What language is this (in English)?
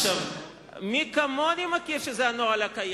Hebrew